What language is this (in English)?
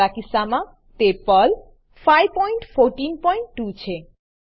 Gujarati